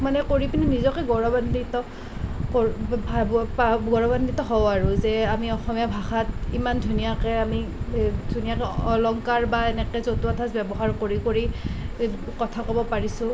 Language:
Assamese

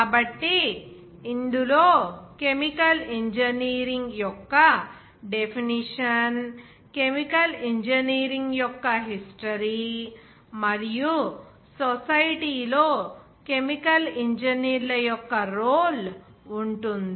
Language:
Telugu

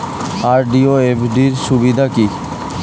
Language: Bangla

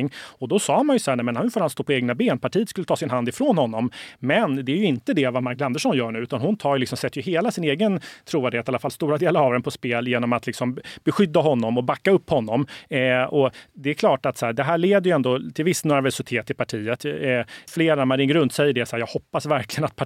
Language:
Swedish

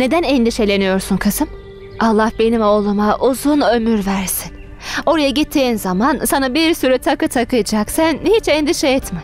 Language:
Turkish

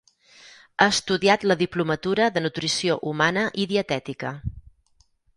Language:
Catalan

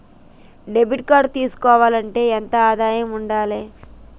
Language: Telugu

